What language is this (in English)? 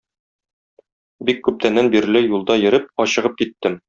Tatar